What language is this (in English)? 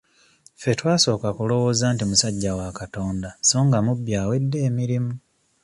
Ganda